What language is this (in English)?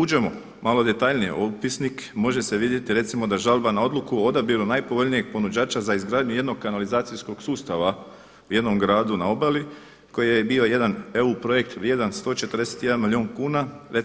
Croatian